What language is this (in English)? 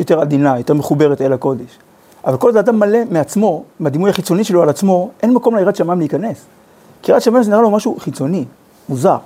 Hebrew